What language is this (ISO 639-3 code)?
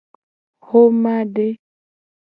gej